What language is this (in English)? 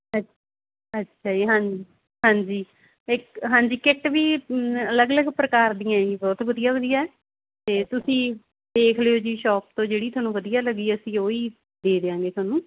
Punjabi